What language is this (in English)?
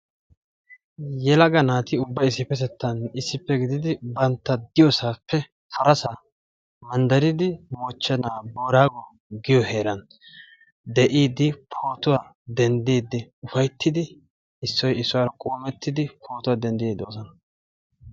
Wolaytta